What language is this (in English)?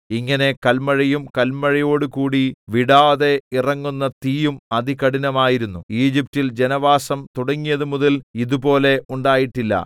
Malayalam